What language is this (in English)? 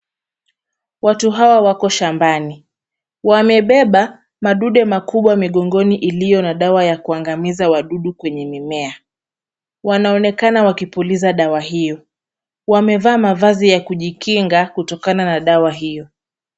Swahili